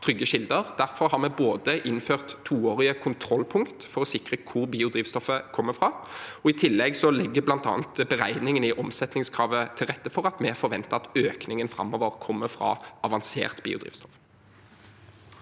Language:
Norwegian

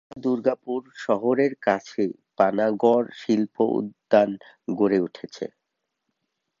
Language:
Bangla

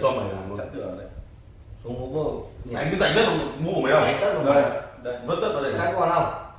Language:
Vietnamese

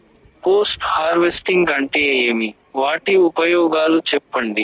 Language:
Telugu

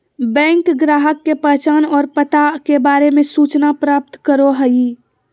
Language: Magahi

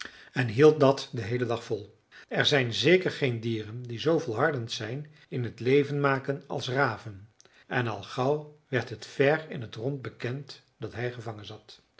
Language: Dutch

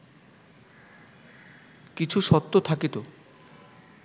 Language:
Bangla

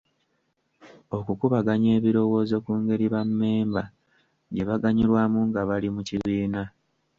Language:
Ganda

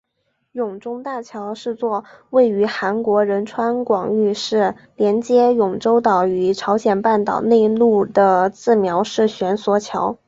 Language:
Chinese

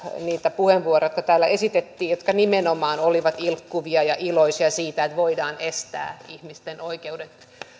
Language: Finnish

